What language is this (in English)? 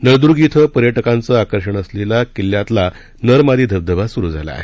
Marathi